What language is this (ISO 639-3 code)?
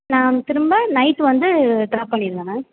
tam